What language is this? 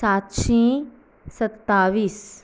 Konkani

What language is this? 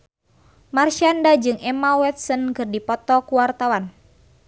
Sundanese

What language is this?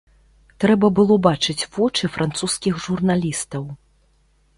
Belarusian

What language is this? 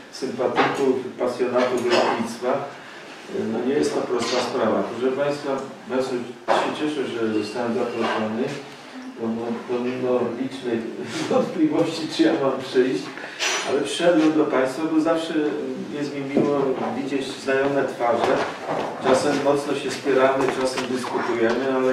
Polish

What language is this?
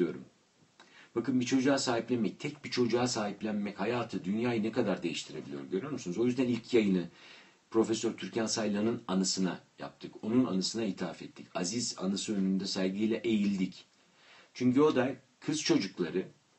Turkish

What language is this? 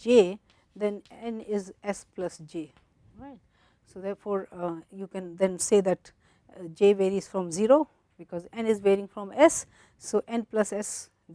English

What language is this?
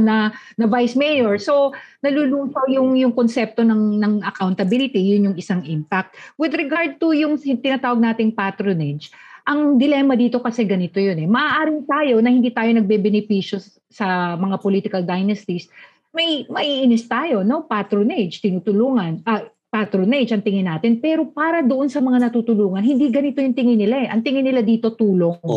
Filipino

